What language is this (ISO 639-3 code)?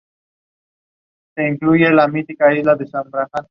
spa